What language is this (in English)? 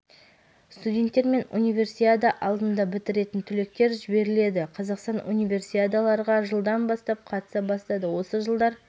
Kazakh